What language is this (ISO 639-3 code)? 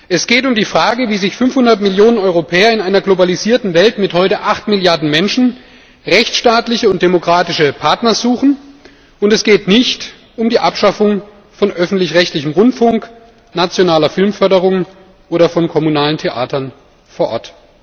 deu